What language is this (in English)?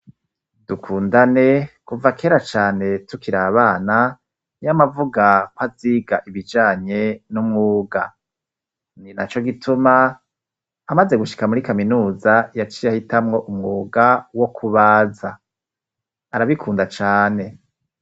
Rundi